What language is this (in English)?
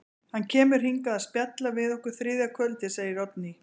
Icelandic